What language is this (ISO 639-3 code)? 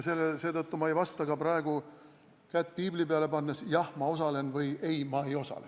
est